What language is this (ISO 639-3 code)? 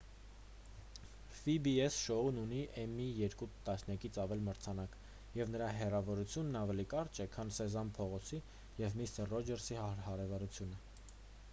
hye